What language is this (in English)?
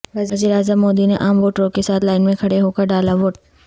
Urdu